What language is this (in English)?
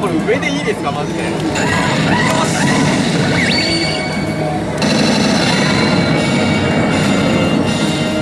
Japanese